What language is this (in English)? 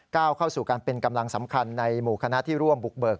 Thai